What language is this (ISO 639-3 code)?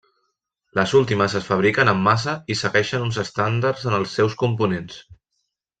cat